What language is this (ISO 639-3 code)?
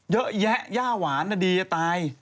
tha